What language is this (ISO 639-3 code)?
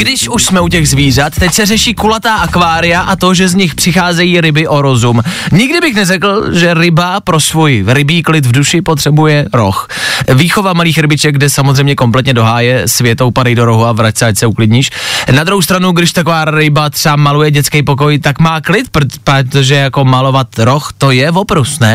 ces